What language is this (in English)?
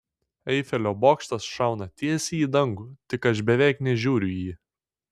Lithuanian